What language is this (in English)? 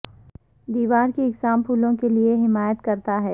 Urdu